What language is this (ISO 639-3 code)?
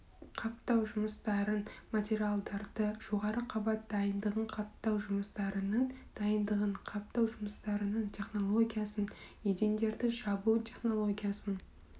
kaz